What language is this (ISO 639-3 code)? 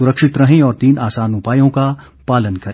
hin